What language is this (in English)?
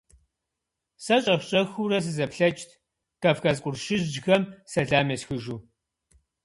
Kabardian